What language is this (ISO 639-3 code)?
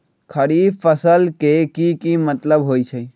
mag